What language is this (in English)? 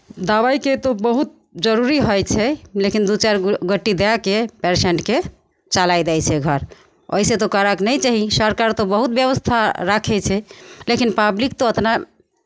Maithili